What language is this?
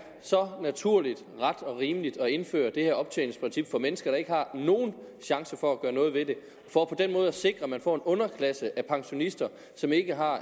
Danish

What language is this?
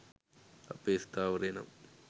Sinhala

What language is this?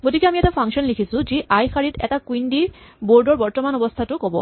Assamese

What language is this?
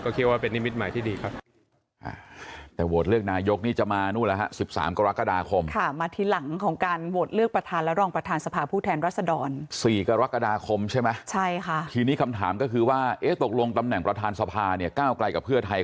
Thai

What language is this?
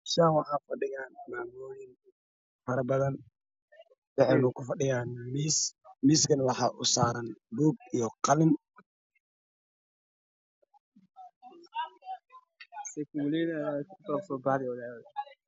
Somali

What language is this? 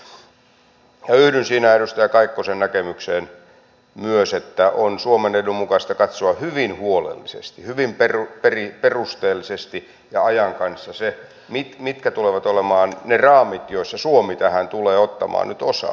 Finnish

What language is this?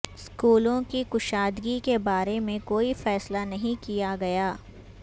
Urdu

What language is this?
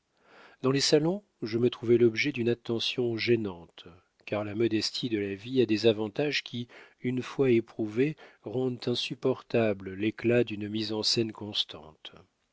French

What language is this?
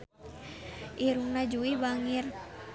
Sundanese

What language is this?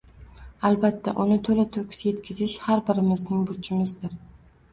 Uzbek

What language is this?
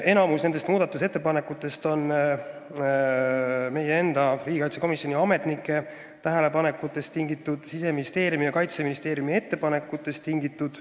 Estonian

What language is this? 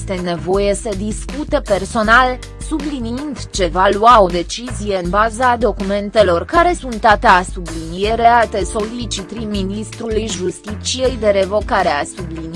Romanian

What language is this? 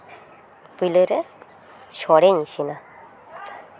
Santali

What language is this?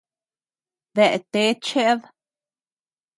Tepeuxila Cuicatec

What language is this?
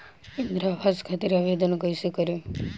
Bhojpuri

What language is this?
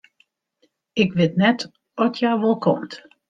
Western Frisian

